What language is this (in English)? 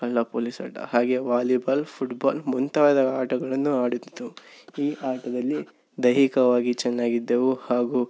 Kannada